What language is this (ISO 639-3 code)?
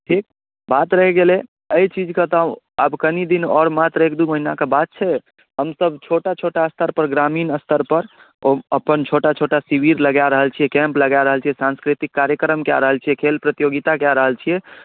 mai